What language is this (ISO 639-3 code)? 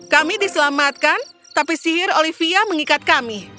ind